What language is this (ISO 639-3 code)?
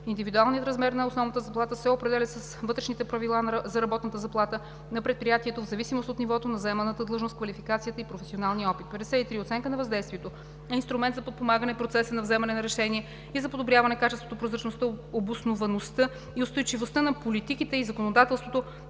bul